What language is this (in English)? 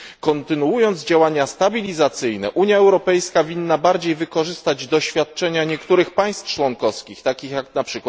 Polish